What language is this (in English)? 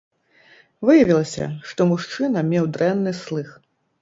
Belarusian